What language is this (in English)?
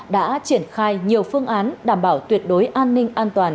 Vietnamese